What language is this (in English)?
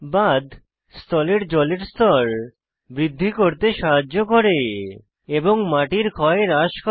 Bangla